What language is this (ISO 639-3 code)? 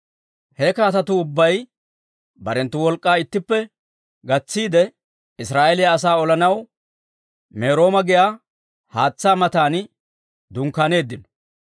dwr